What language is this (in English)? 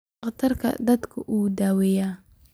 Somali